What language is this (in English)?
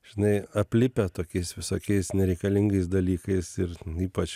Lithuanian